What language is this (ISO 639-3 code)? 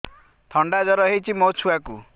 ori